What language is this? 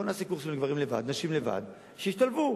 Hebrew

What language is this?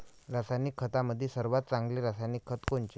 Marathi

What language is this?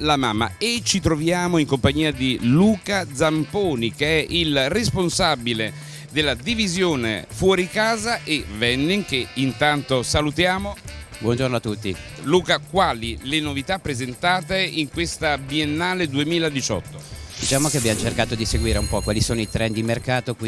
Italian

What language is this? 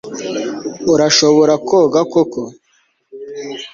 Kinyarwanda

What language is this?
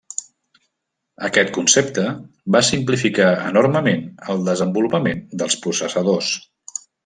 Catalan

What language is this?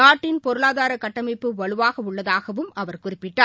Tamil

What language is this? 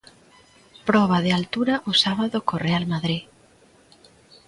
Galician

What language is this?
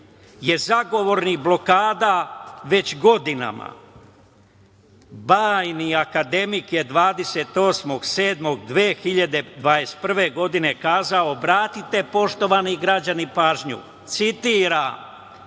Serbian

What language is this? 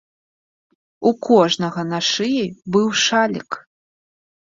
Belarusian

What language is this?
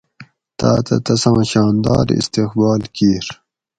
Gawri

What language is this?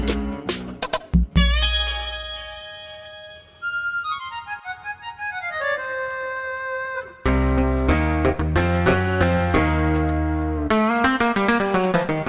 Indonesian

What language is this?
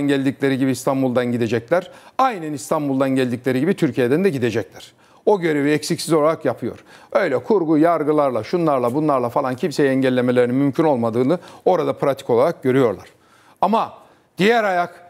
Turkish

